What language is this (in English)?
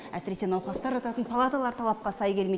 Kazakh